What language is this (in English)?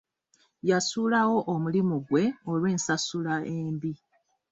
Ganda